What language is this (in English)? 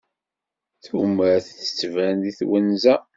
Kabyle